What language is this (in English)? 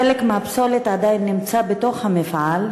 Hebrew